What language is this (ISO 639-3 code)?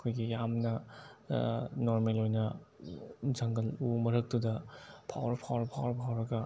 mni